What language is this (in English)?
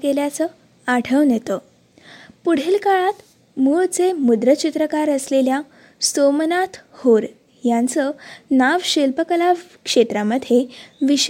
Marathi